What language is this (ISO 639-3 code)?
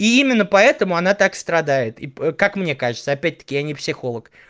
rus